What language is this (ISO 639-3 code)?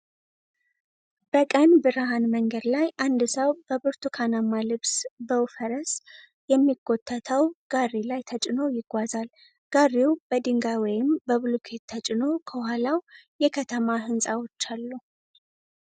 amh